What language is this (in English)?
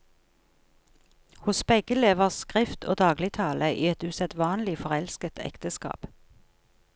Norwegian